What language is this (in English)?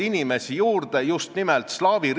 Estonian